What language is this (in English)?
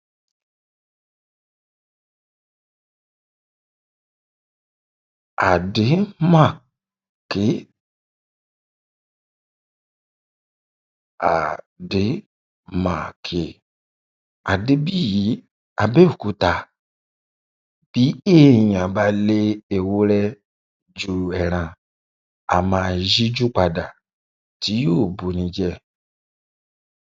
Yoruba